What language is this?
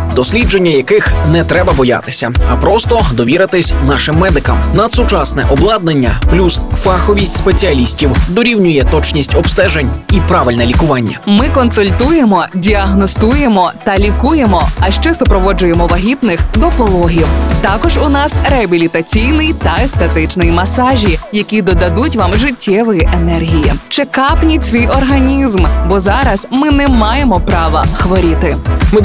Ukrainian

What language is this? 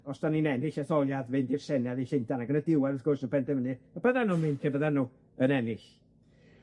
Welsh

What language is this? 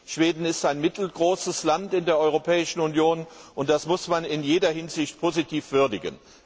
German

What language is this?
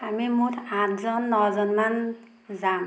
Assamese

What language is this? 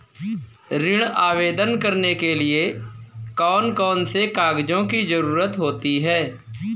Hindi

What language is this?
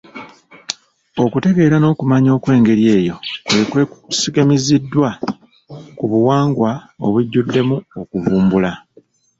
Ganda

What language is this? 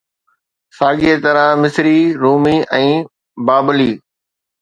Sindhi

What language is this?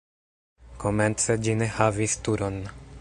Esperanto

